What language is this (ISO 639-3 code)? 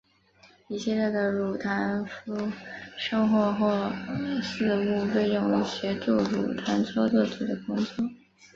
zho